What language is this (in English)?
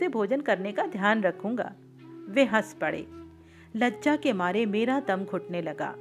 Hindi